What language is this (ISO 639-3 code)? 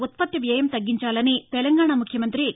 tel